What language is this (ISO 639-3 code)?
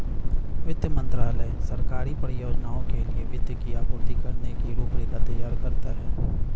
hin